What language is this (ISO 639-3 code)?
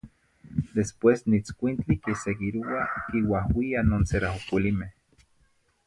nhi